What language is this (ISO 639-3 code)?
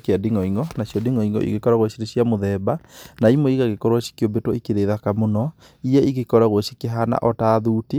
kik